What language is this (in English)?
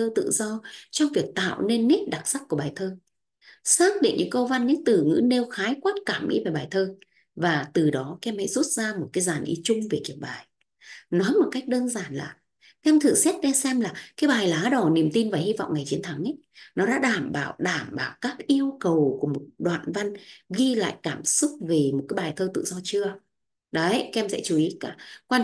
Vietnamese